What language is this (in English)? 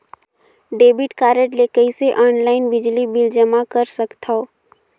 Chhattisgarhi